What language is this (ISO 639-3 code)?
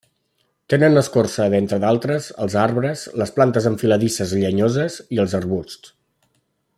cat